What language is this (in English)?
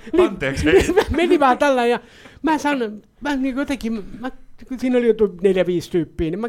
Finnish